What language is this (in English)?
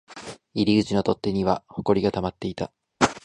Japanese